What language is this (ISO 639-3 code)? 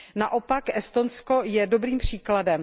ces